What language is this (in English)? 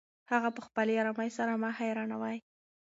Pashto